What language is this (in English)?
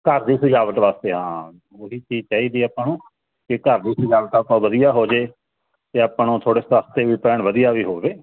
Punjabi